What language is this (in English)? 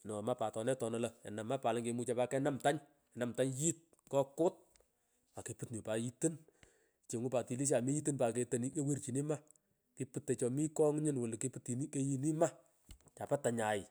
Pökoot